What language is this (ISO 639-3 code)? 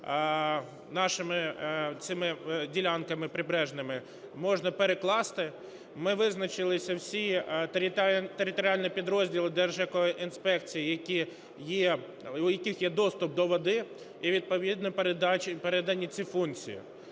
ukr